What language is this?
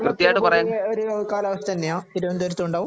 Malayalam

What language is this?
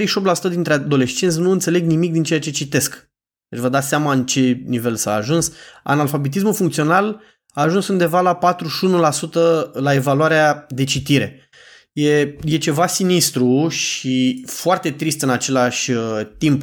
Romanian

